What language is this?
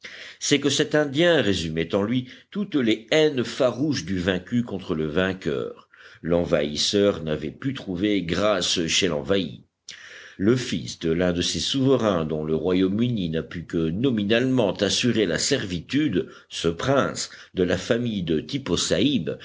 French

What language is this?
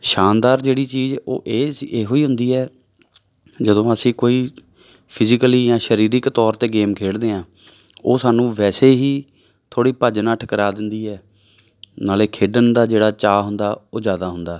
Punjabi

